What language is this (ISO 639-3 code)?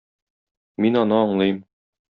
tat